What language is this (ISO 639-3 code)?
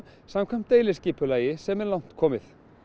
isl